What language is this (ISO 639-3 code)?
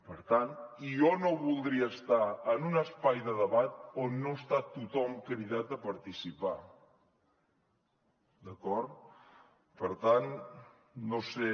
cat